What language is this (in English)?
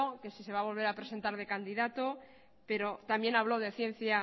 Spanish